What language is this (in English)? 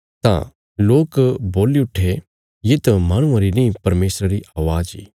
Bilaspuri